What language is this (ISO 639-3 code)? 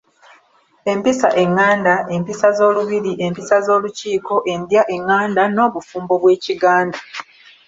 lug